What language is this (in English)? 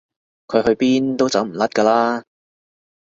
Cantonese